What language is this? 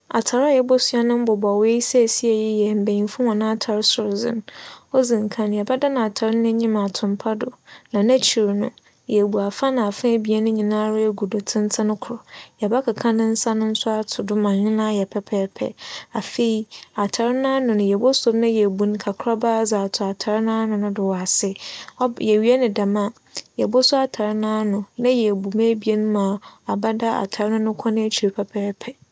Akan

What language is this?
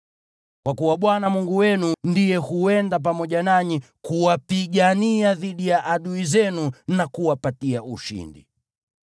Swahili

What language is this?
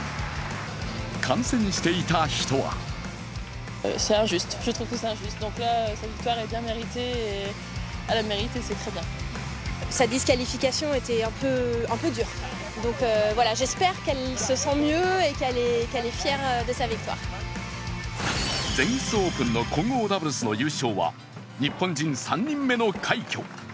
Japanese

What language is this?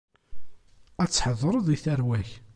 Kabyle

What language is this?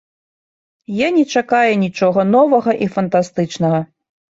Belarusian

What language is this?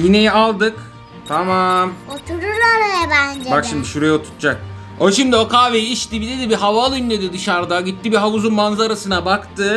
Turkish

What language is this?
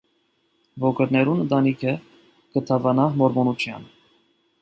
Armenian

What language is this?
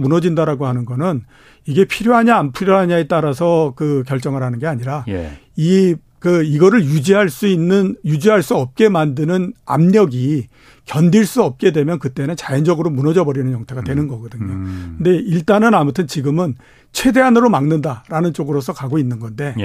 Korean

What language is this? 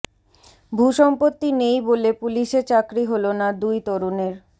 Bangla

